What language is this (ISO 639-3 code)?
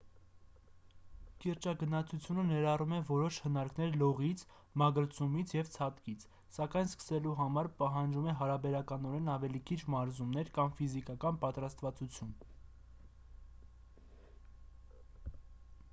hye